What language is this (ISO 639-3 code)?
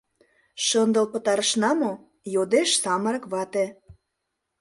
chm